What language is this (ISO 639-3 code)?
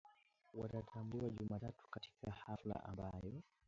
swa